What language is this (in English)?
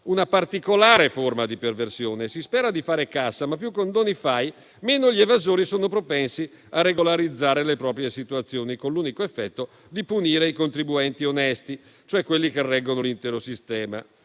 Italian